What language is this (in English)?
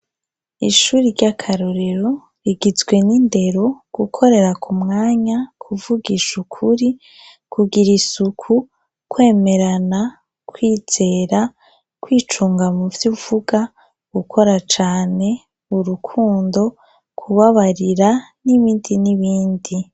Rundi